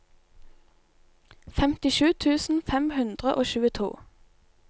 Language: Norwegian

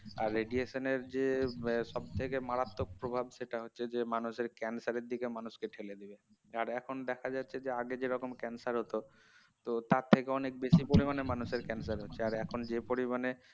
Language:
Bangla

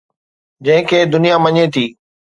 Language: Sindhi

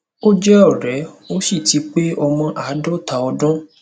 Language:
Yoruba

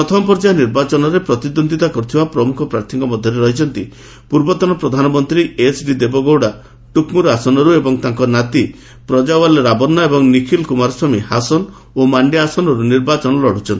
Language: Odia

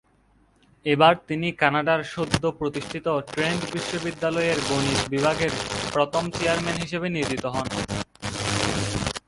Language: Bangla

